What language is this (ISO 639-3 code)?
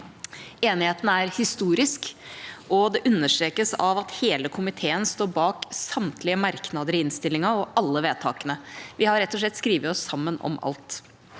nor